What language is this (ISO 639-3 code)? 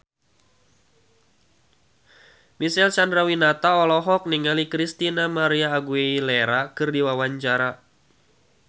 sun